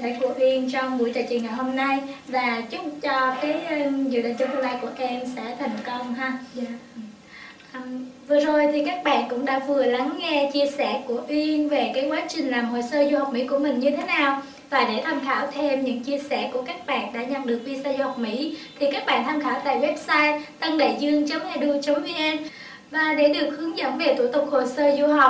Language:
Vietnamese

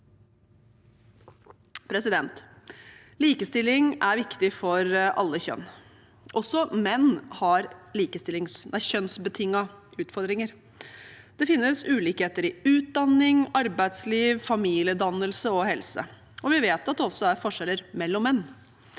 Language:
Norwegian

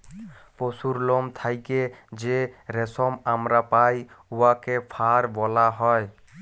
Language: Bangla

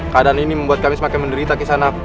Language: Indonesian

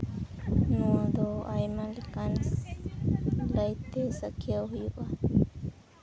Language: Santali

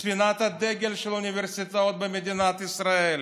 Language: Hebrew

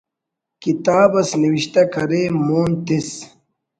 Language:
Brahui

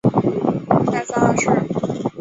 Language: Chinese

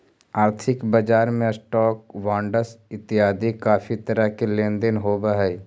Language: Magahi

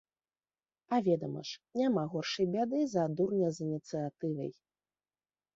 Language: Belarusian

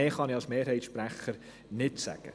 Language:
Swiss German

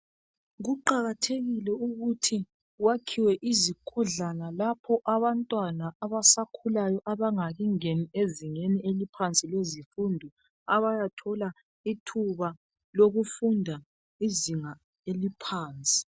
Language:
North Ndebele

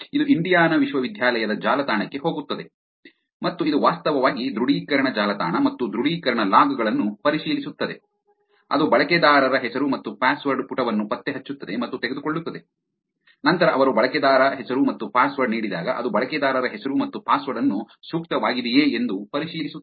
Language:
Kannada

